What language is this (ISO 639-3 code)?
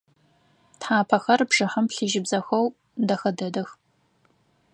ady